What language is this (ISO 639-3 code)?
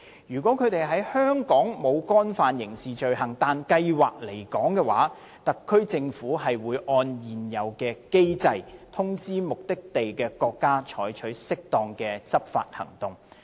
yue